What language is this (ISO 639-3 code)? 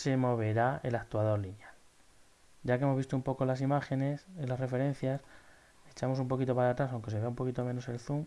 spa